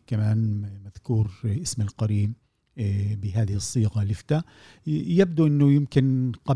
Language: Arabic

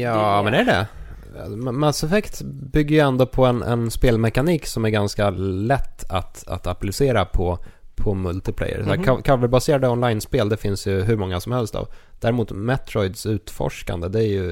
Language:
Swedish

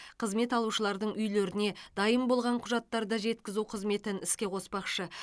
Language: Kazakh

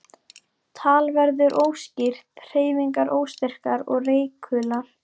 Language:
Icelandic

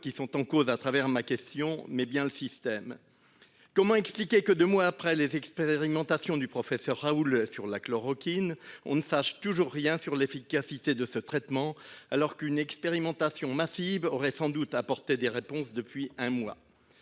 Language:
French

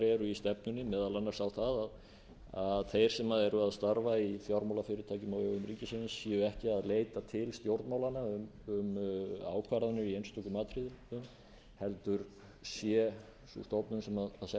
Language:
Icelandic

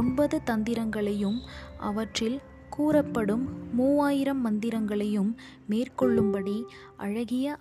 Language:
Tamil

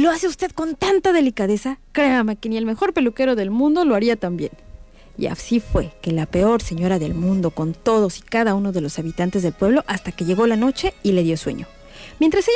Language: Spanish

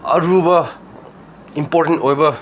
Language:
Manipuri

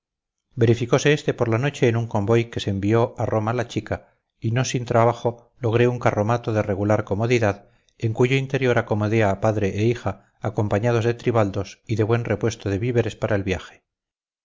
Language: Spanish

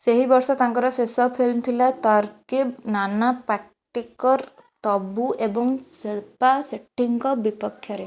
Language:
Odia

